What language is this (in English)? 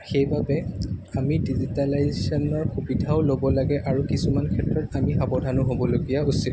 Assamese